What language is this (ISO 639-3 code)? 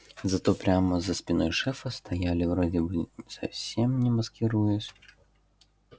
rus